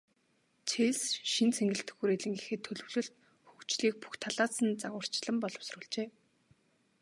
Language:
Mongolian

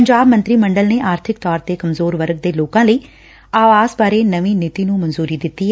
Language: Punjabi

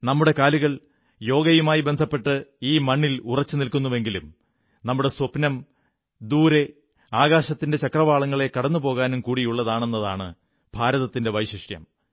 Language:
Malayalam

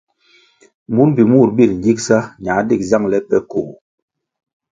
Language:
Kwasio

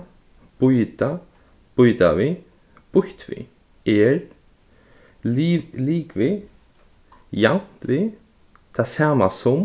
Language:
Faroese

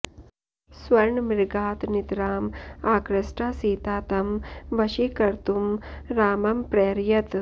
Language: Sanskrit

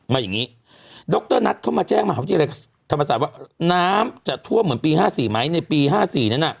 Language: Thai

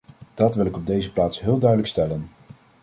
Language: Dutch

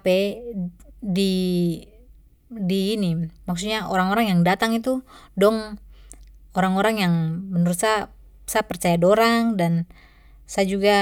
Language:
Papuan Malay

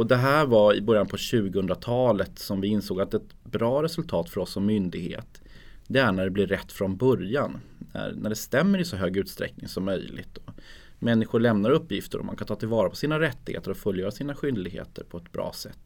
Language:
Swedish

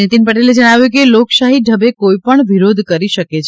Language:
Gujarati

